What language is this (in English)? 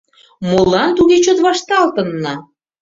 Mari